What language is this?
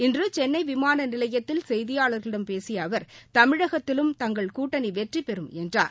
Tamil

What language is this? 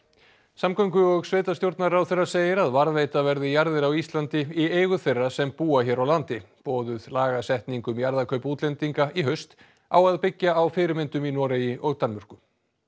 Icelandic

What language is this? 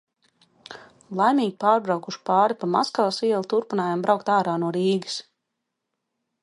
Latvian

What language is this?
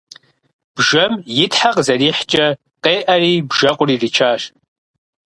Kabardian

